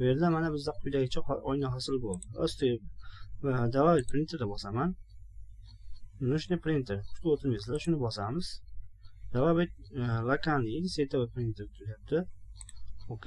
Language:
Turkish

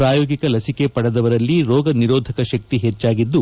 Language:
Kannada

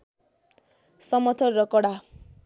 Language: Nepali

